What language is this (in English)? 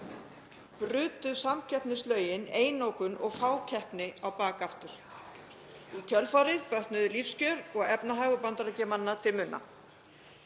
Icelandic